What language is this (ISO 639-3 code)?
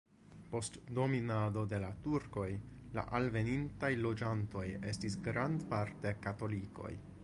epo